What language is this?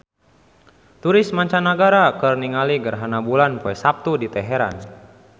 Sundanese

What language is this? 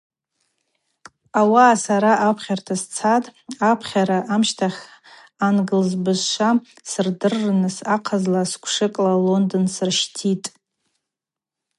Abaza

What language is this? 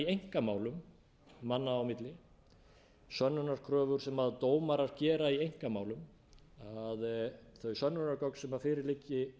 Icelandic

